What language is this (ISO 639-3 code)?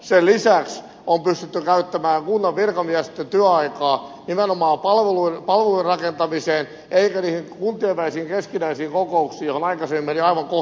fin